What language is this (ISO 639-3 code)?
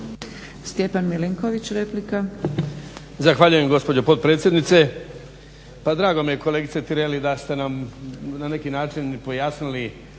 hrv